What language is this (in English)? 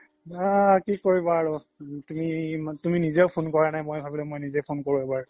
Assamese